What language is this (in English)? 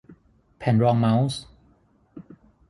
Thai